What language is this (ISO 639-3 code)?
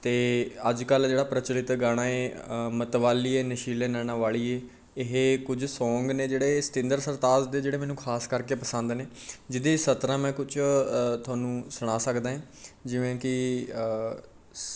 pan